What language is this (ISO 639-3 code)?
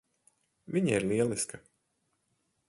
lav